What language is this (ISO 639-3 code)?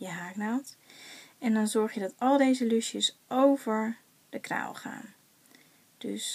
nld